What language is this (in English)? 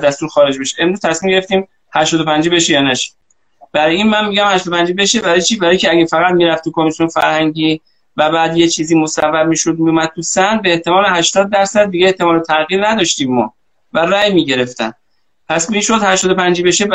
Persian